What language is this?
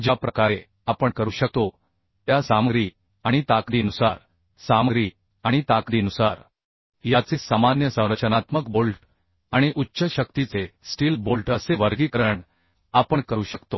Marathi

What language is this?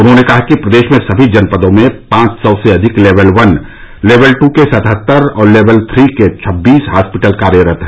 Hindi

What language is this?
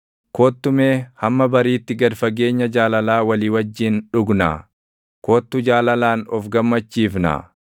Oromo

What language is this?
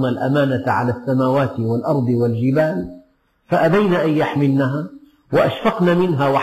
Arabic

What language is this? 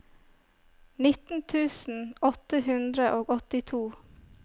Norwegian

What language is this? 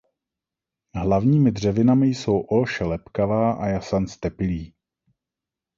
Czech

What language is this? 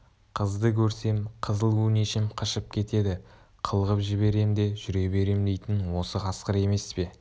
Kazakh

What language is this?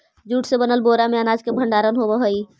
Magahi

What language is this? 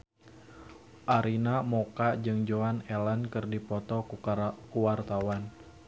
Sundanese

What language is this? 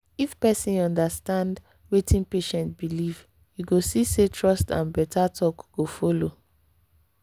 Nigerian Pidgin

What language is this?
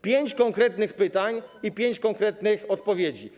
Polish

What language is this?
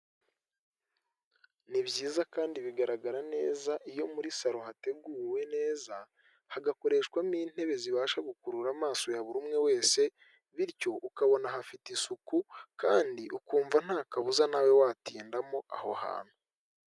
Kinyarwanda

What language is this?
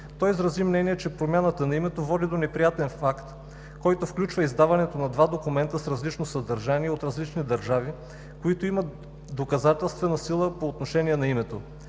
Bulgarian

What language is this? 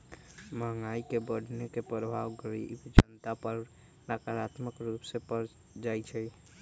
Magahi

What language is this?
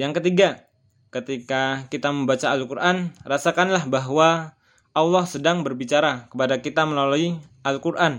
Indonesian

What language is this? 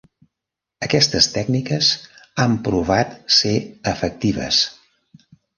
Catalan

